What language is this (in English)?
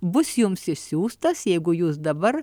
Lithuanian